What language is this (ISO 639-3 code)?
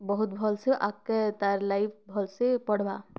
ori